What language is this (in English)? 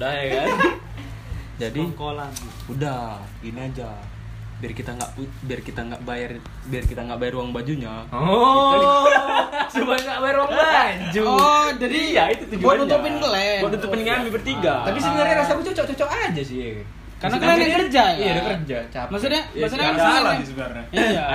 Indonesian